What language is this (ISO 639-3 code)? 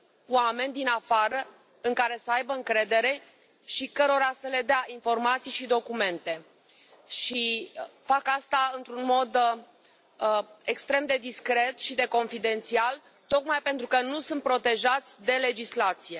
ron